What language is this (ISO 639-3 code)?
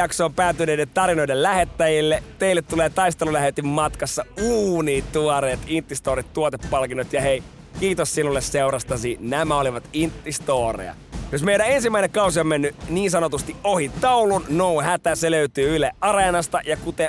fin